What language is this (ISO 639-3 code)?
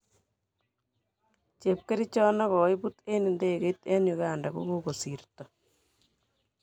kln